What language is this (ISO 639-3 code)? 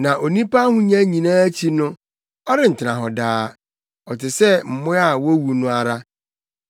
aka